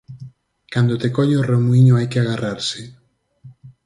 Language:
Galician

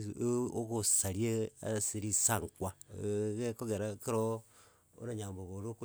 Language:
Gusii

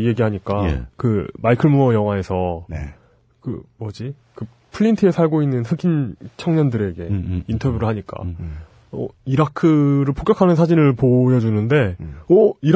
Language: Korean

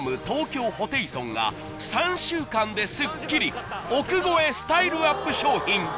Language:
Japanese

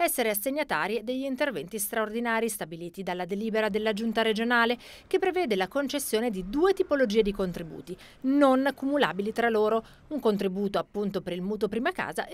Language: Italian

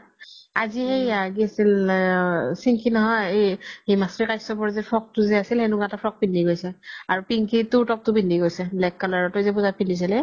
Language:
Assamese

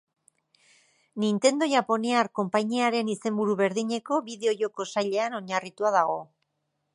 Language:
Basque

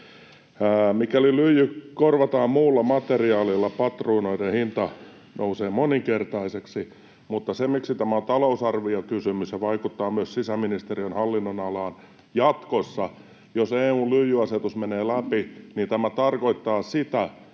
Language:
Finnish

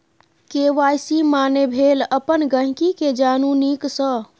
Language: Maithili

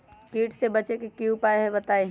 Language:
Magahi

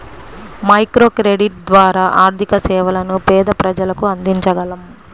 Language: Telugu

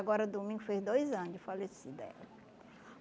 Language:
Portuguese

